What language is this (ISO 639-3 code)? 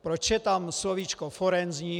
ces